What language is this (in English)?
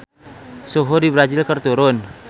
Sundanese